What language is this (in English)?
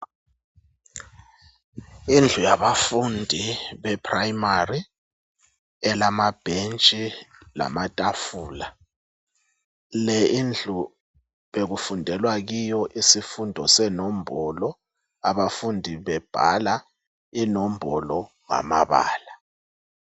North Ndebele